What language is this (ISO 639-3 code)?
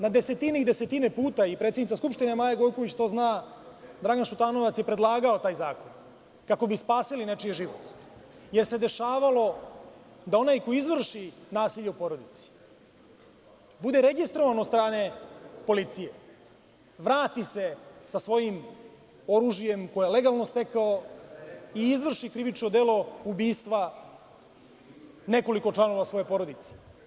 srp